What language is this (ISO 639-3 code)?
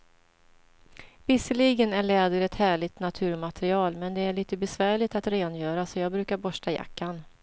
swe